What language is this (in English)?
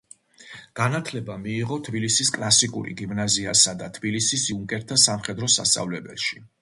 Georgian